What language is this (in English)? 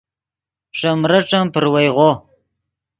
Yidgha